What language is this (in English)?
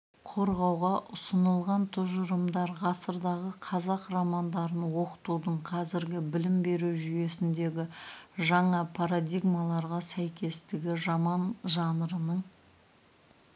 Kazakh